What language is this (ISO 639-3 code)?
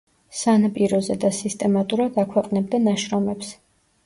kat